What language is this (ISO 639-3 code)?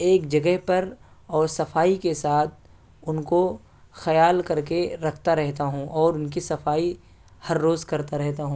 urd